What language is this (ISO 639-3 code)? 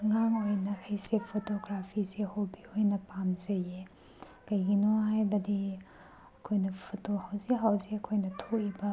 mni